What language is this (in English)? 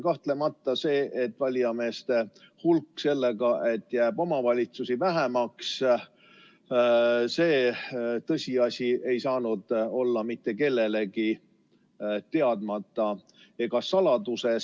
Estonian